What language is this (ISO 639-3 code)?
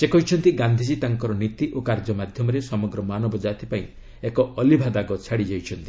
ori